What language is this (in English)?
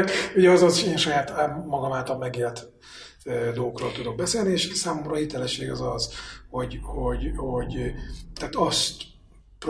Hungarian